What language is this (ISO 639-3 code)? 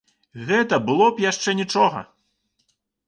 bel